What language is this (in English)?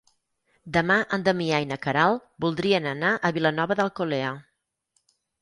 Catalan